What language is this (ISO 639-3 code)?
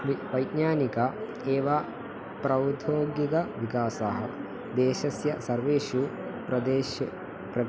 san